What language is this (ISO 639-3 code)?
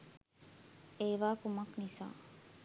sin